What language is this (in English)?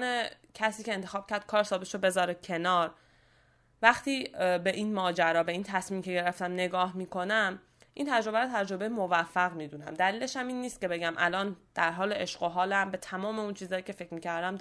Persian